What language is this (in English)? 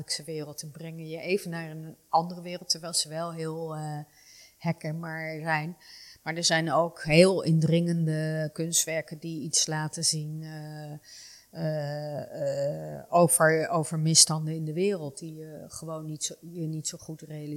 Dutch